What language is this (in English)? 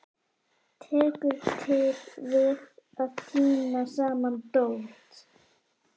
Icelandic